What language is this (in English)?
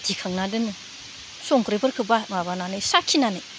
Bodo